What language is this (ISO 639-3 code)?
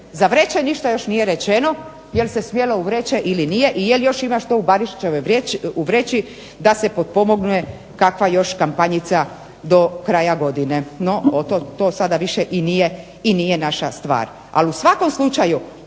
hrv